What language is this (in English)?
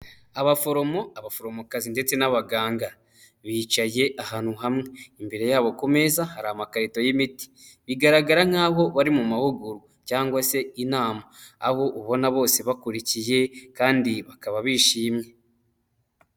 Kinyarwanda